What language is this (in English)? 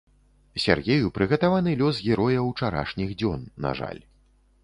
Belarusian